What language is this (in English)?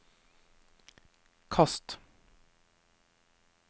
Norwegian